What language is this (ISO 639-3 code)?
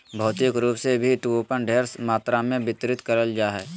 mag